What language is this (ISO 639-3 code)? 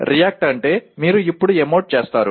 tel